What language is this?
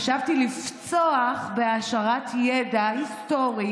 Hebrew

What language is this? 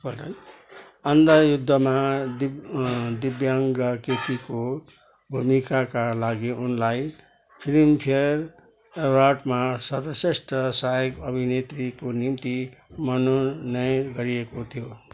Nepali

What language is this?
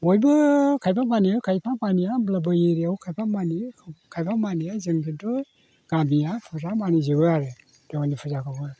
Bodo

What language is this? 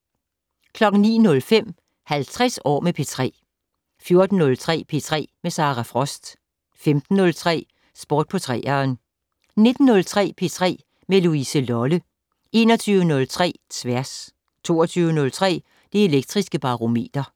Danish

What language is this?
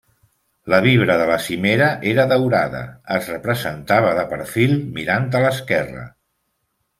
Catalan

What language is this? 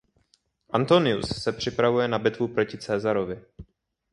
Czech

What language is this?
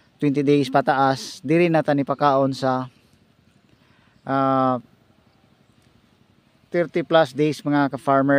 Filipino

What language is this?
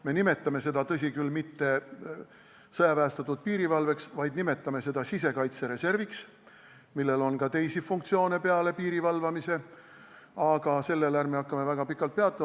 Estonian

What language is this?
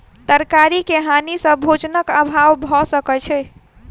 Maithili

